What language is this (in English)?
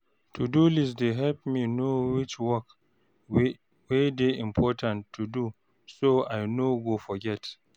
Nigerian Pidgin